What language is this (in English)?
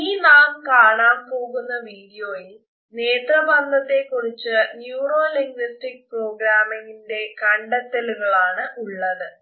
Malayalam